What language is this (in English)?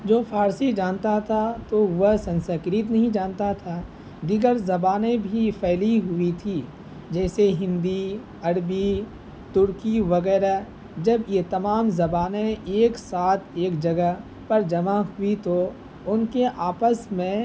Urdu